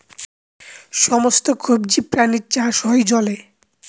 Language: Bangla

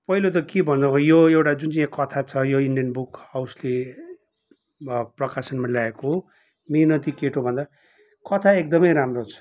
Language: Nepali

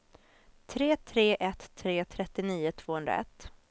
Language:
Swedish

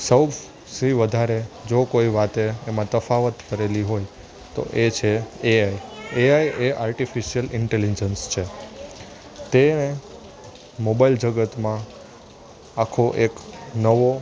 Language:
Gujarati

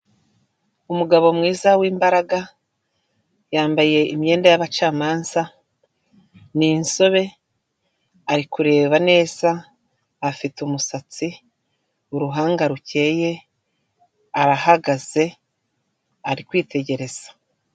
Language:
Kinyarwanda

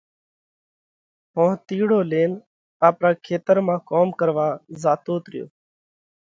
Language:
Parkari Koli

